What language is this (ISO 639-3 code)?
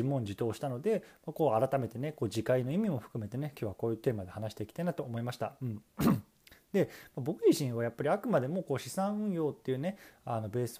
jpn